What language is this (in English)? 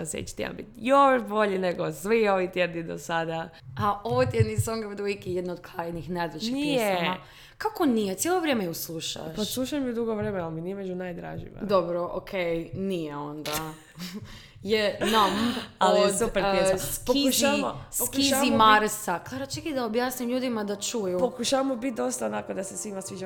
Croatian